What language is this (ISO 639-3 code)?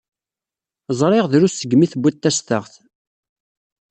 kab